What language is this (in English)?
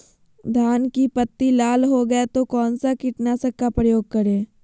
Magahi